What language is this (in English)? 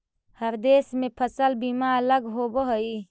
Magahi